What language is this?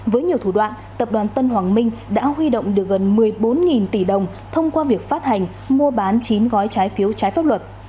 Vietnamese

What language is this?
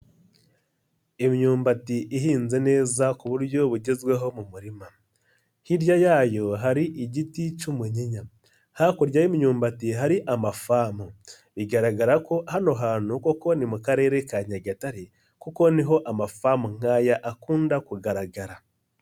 Kinyarwanda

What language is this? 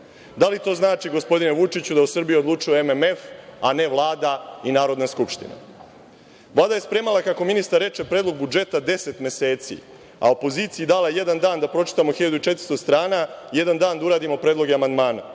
Serbian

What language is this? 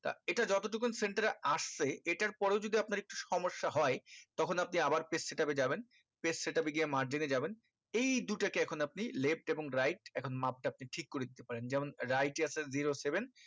Bangla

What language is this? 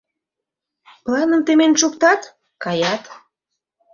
Mari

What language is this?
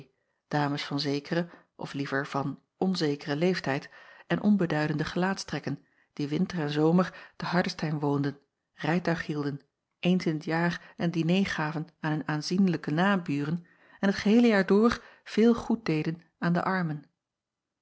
Dutch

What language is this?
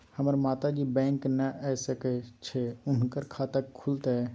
Maithili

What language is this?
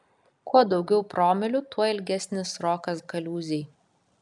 Lithuanian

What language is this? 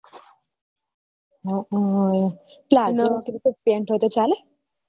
Gujarati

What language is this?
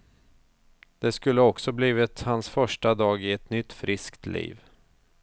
Swedish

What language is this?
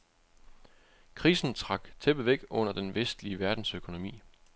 Danish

